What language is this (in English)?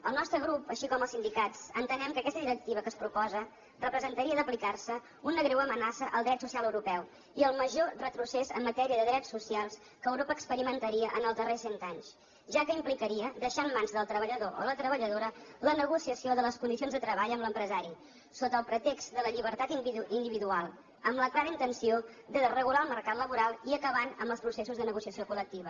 Catalan